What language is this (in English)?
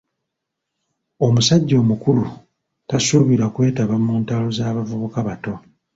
Ganda